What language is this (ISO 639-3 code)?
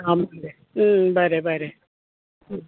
kok